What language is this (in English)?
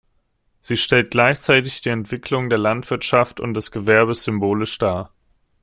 German